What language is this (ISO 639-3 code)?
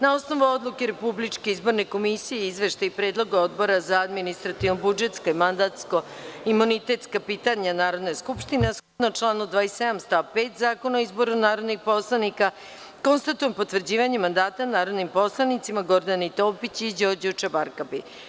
srp